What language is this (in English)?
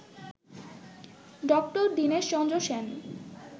Bangla